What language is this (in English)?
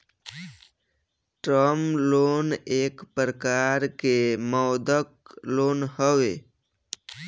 Bhojpuri